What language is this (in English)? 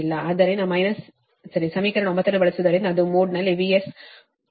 Kannada